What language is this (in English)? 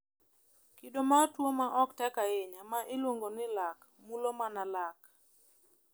Luo (Kenya and Tanzania)